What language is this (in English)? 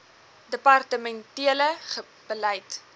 Afrikaans